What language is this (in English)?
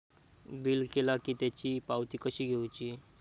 Marathi